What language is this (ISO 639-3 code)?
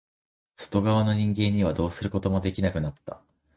jpn